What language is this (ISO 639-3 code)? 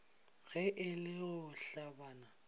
nso